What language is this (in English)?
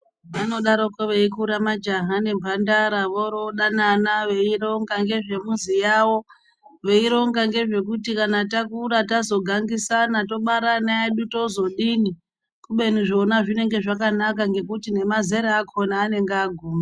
Ndau